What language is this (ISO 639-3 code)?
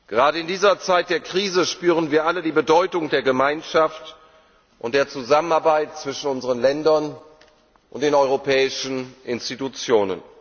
deu